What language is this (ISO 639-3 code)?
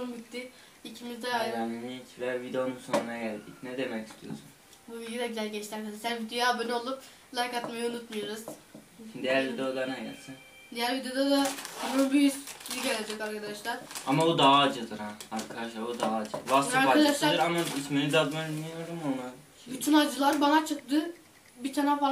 tur